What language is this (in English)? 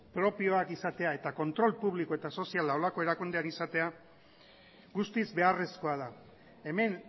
Basque